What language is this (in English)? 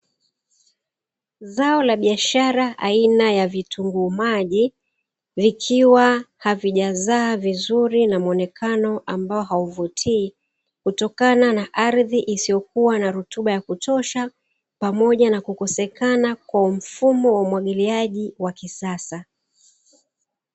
Swahili